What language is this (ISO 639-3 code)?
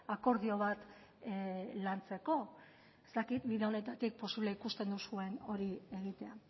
eus